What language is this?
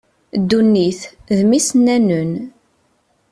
Kabyle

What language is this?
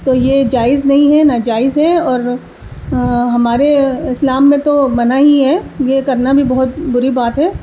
Urdu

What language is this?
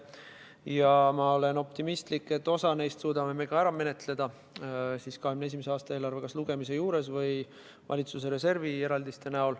Estonian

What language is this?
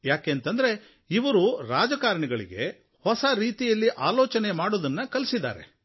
Kannada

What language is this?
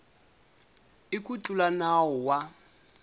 Tsonga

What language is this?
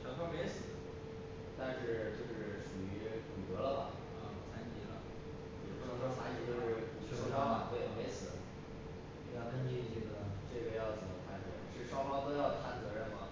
Chinese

